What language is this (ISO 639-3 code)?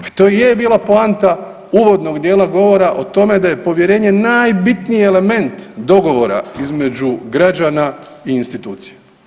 hrv